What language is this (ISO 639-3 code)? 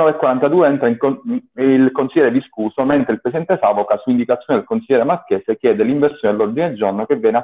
ita